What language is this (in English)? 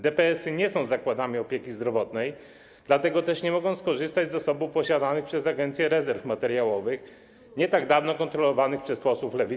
Polish